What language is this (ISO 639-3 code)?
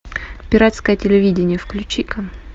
rus